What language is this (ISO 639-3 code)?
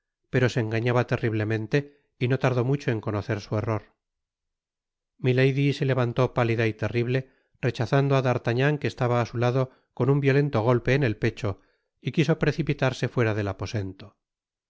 spa